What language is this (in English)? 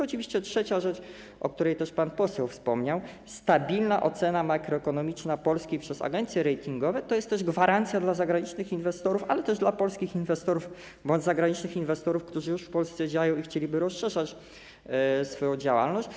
Polish